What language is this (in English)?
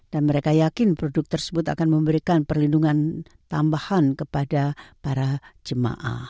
Indonesian